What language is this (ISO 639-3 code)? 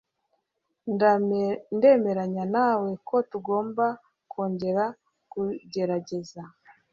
kin